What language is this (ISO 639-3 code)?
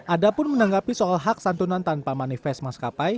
ind